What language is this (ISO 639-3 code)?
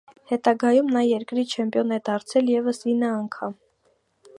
hye